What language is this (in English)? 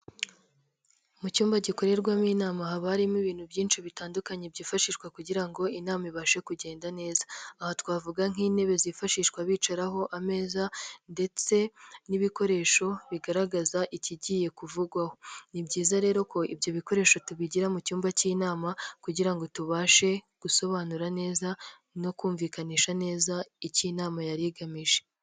Kinyarwanda